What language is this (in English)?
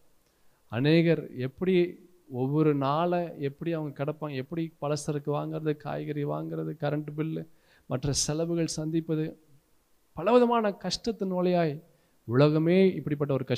Tamil